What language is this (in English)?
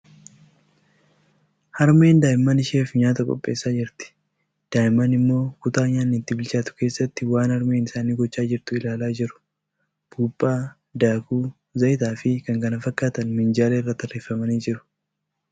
Oromo